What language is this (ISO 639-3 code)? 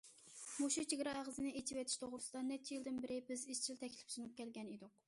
uig